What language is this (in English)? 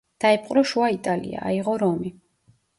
Georgian